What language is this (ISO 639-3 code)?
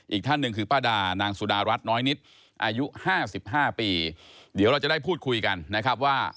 tha